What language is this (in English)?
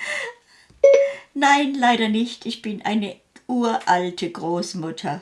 German